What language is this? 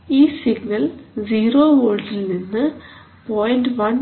Malayalam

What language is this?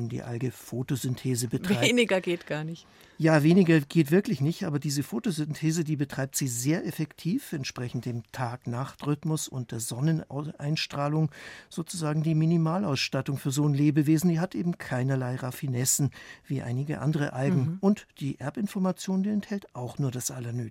German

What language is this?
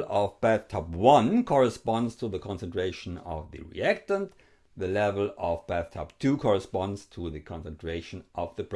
English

